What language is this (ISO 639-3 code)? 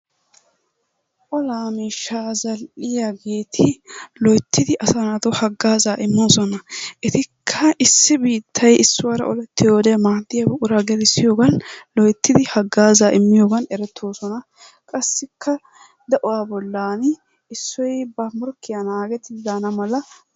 wal